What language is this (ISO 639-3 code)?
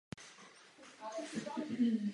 ces